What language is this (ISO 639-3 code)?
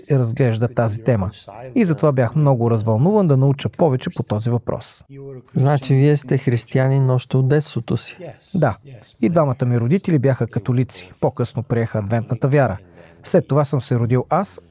bul